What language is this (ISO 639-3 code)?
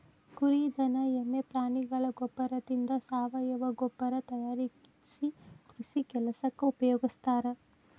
kan